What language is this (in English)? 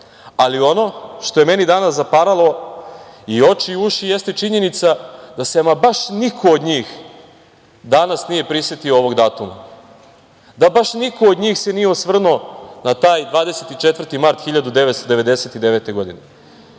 Serbian